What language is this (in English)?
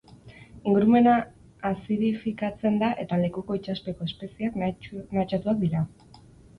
Basque